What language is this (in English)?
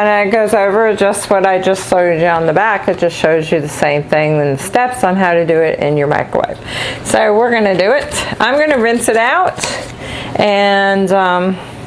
English